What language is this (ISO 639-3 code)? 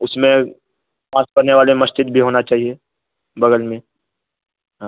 urd